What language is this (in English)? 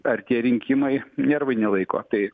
Lithuanian